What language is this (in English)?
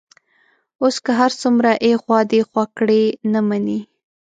Pashto